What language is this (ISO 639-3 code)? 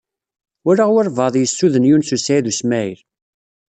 kab